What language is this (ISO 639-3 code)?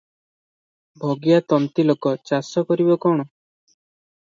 ori